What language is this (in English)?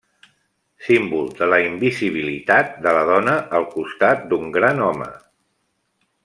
Catalan